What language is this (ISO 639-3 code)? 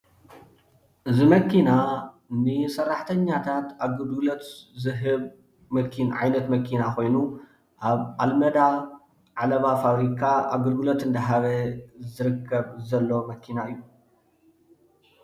tir